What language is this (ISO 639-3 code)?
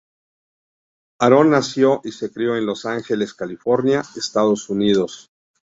spa